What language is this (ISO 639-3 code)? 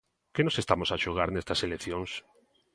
glg